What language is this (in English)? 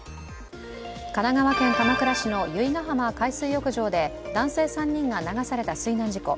Japanese